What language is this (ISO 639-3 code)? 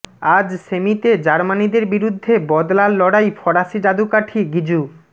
ben